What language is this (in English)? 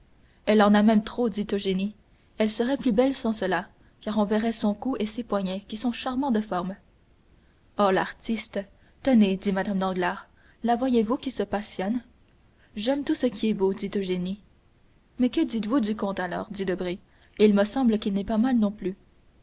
French